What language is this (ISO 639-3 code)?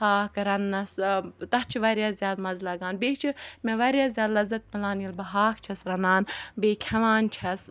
kas